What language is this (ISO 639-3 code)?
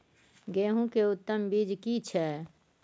mai